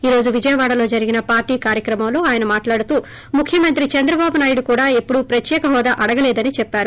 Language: Telugu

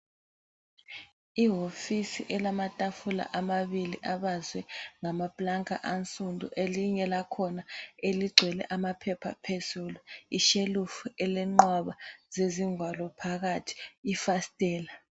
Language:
North Ndebele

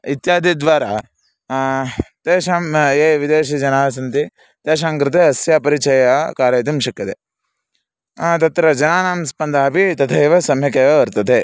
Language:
Sanskrit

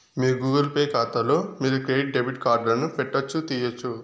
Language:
Telugu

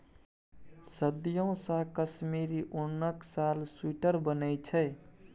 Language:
Maithili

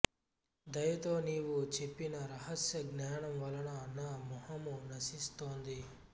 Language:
Telugu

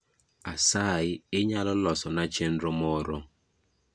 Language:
Luo (Kenya and Tanzania)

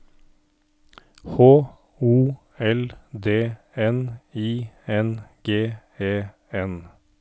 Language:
Norwegian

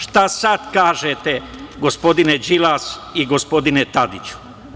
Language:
Serbian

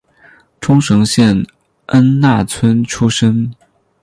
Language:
Chinese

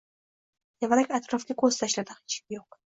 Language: Uzbek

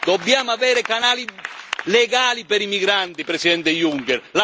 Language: Italian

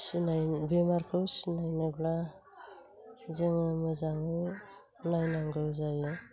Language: Bodo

